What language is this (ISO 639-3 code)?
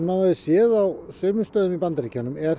isl